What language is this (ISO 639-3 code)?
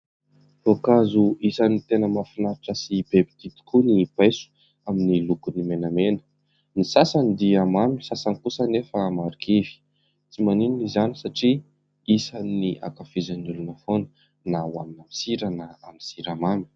mlg